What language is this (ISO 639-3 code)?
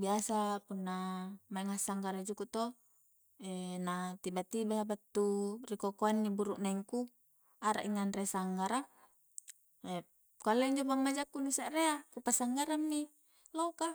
kjc